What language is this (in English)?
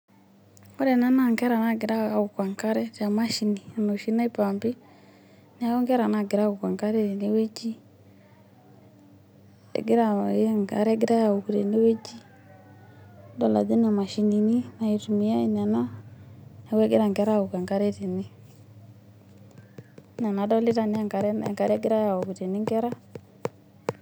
Masai